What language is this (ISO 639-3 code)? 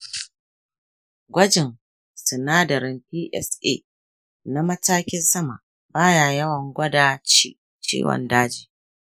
hau